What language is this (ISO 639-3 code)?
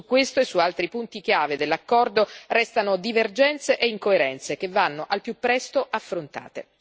ita